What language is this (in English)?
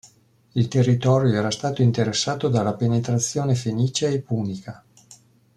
Italian